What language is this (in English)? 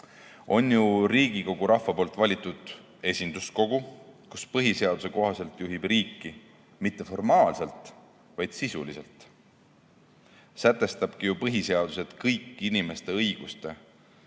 Estonian